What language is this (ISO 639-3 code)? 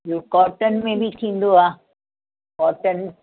snd